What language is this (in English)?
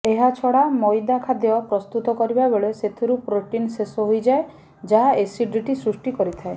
Odia